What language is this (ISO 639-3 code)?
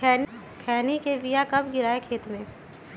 mag